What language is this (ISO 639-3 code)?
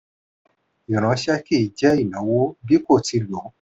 yor